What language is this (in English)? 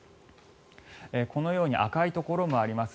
Japanese